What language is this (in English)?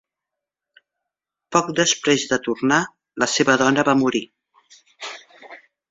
Catalan